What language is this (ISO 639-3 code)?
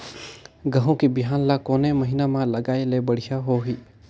hne